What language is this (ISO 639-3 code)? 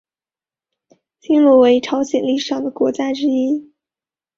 zho